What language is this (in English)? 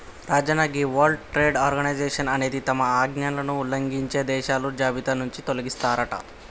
Telugu